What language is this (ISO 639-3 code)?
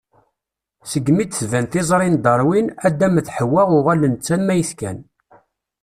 kab